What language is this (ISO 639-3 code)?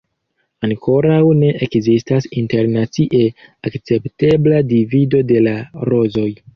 epo